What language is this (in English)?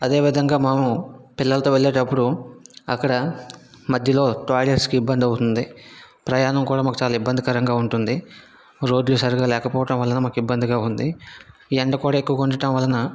Telugu